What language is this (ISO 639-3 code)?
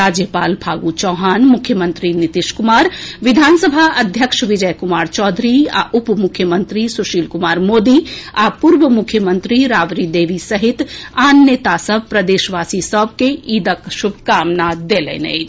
mai